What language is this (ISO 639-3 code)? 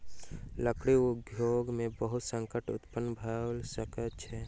mai